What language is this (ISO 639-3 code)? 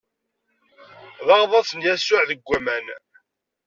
kab